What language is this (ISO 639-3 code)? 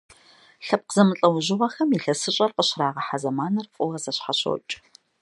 kbd